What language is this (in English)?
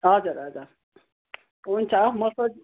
Nepali